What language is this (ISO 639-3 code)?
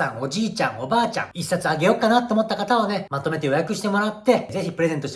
jpn